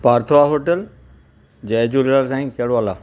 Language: Sindhi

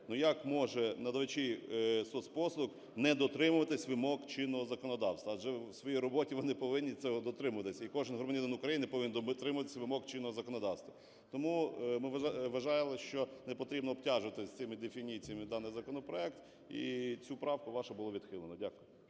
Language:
Ukrainian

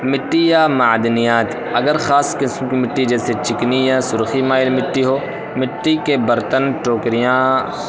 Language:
Urdu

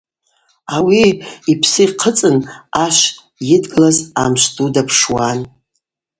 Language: Abaza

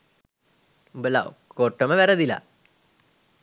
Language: Sinhala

